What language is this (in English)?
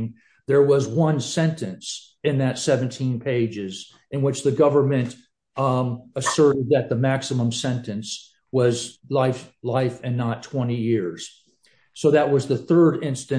English